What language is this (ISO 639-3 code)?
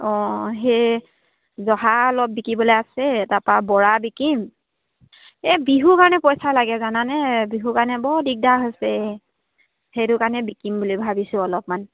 asm